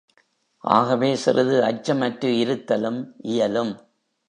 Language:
Tamil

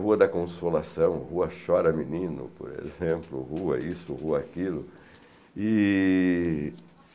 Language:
Portuguese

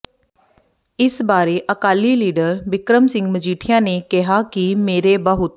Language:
Punjabi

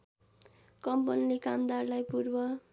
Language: Nepali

